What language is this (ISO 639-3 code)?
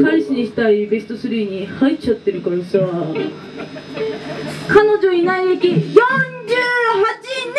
jpn